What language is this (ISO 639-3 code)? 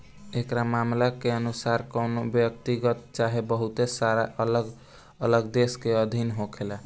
bho